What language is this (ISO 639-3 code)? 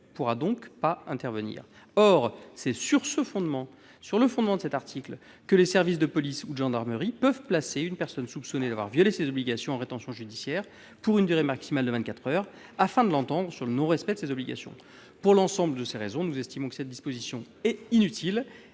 fra